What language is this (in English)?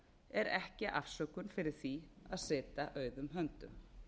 Icelandic